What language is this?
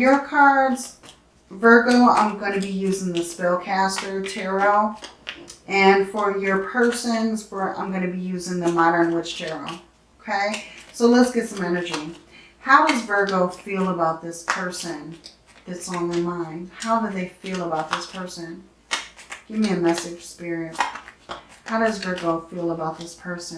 English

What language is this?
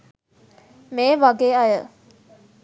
Sinhala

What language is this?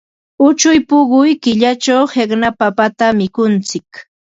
Ambo-Pasco Quechua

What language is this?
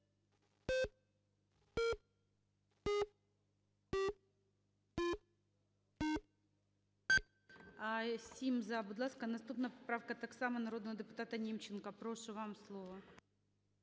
Ukrainian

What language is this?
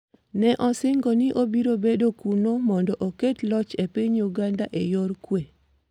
Luo (Kenya and Tanzania)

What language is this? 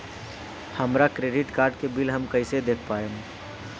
Bhojpuri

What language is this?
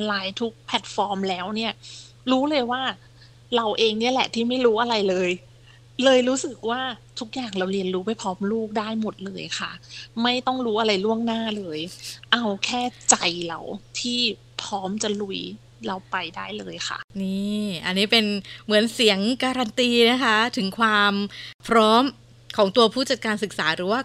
Thai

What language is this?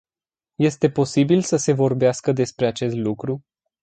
Romanian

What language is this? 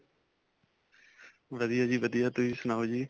Punjabi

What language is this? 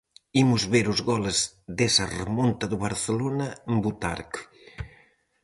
Galician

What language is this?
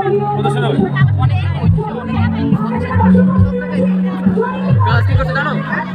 Thai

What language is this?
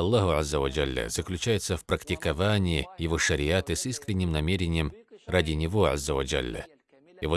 Russian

